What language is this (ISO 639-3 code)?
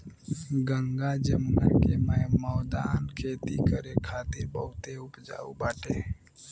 bho